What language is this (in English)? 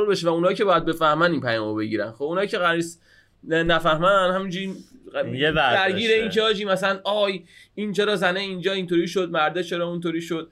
Persian